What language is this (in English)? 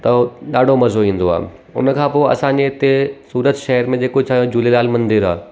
Sindhi